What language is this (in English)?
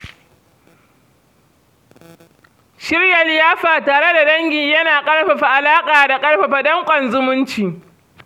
Hausa